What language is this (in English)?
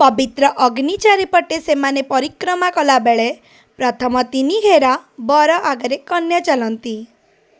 Odia